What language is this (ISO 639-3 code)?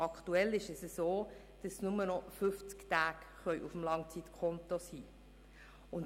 gsw